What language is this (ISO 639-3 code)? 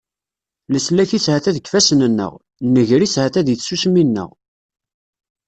kab